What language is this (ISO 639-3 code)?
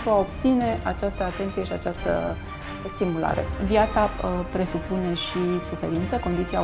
ron